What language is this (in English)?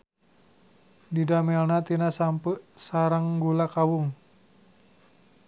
Sundanese